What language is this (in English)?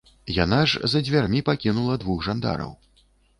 Belarusian